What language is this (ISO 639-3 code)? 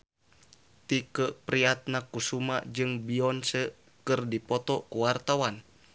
sun